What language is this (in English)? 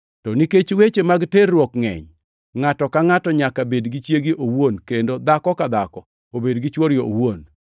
Luo (Kenya and Tanzania)